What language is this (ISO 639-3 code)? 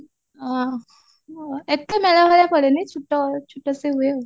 ori